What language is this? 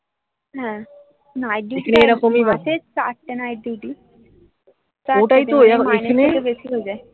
Bangla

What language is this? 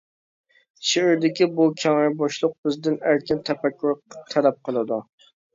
Uyghur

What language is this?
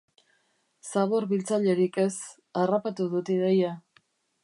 Basque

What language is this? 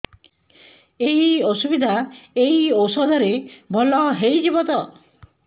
Odia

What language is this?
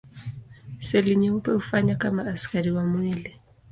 Swahili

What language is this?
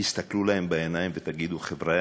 Hebrew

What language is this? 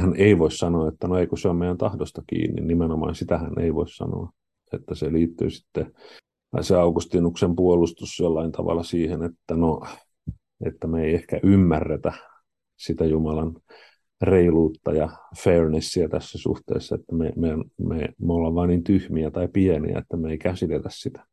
Finnish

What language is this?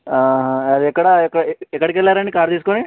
Telugu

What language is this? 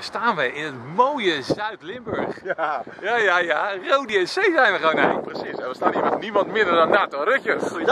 Dutch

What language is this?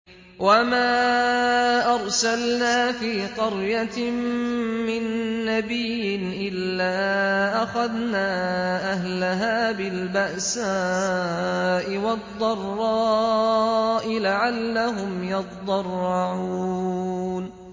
Arabic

